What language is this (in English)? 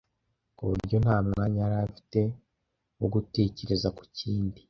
Kinyarwanda